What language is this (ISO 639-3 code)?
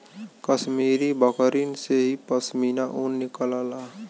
bho